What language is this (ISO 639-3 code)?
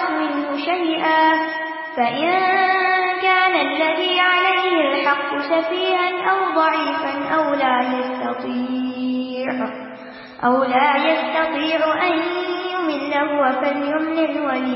urd